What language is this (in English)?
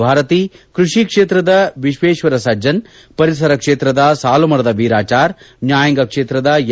Kannada